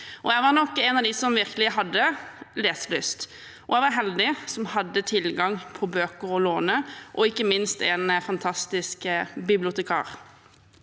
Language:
Norwegian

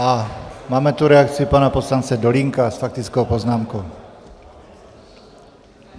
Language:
Czech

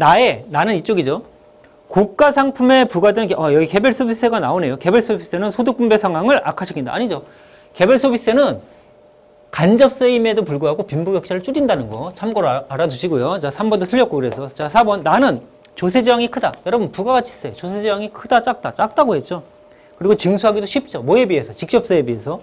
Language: Korean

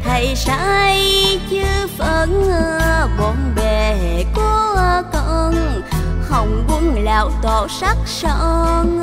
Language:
Vietnamese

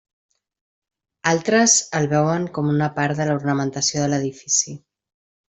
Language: Catalan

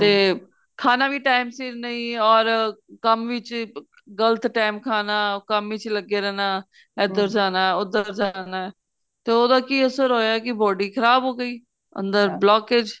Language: Punjabi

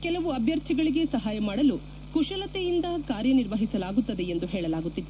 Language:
Kannada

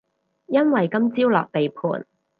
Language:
Cantonese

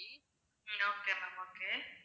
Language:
Tamil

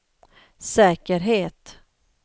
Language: Swedish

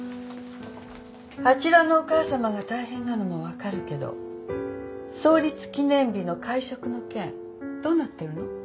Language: Japanese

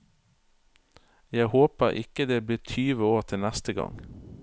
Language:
Norwegian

